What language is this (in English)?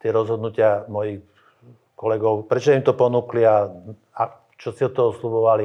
Slovak